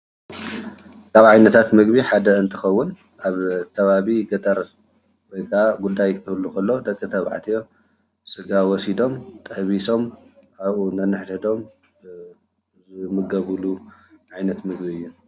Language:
Tigrinya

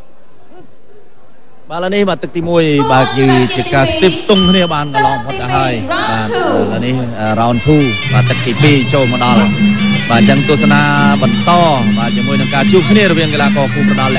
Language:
Thai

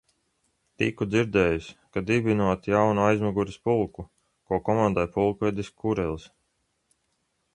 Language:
Latvian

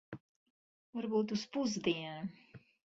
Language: Latvian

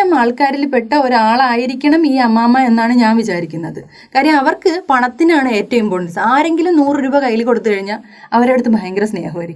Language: Malayalam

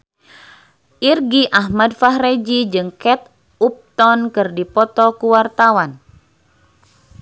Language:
Sundanese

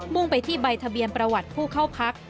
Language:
Thai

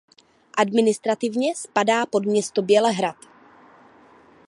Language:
Czech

